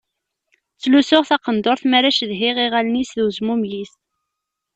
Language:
Kabyle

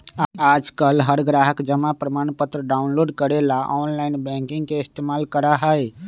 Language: Magahi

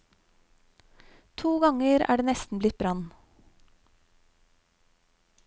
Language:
Norwegian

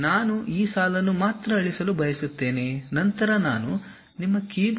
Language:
Kannada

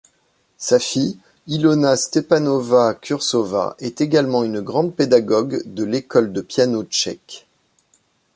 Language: French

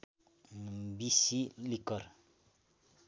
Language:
Nepali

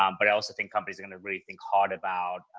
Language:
English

